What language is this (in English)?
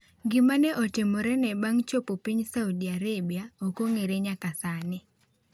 Luo (Kenya and Tanzania)